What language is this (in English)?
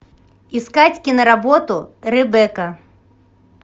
Russian